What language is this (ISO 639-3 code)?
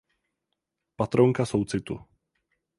ces